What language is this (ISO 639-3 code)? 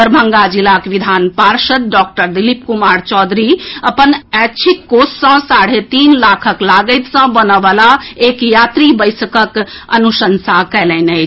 mai